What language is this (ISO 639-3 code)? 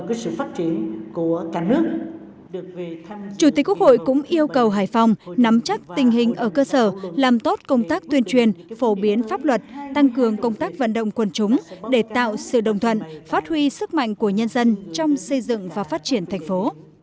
vie